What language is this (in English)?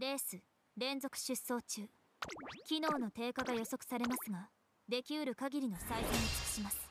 Japanese